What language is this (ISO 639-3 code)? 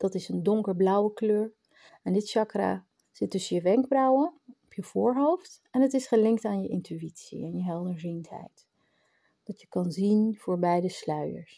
nld